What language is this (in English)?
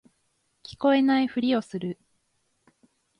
Japanese